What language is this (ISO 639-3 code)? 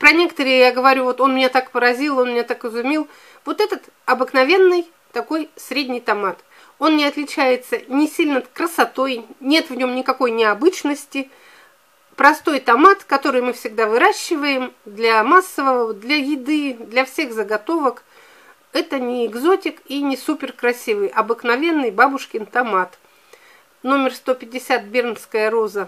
rus